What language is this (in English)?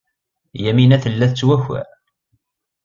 Kabyle